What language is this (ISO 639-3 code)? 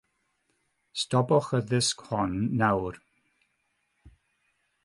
cym